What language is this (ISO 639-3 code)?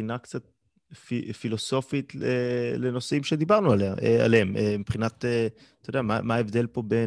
heb